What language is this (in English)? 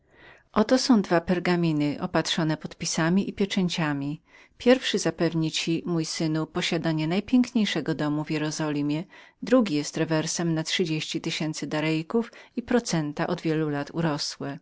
Polish